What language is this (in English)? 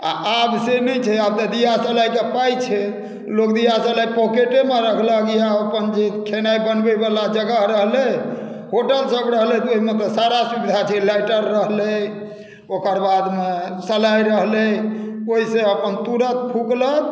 Maithili